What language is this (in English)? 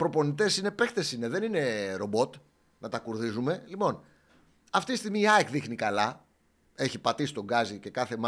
Greek